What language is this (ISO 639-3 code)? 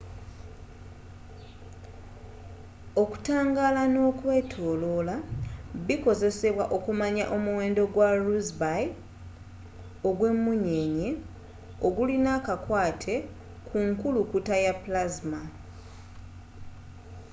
lug